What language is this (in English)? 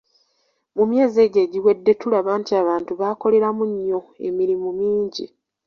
Ganda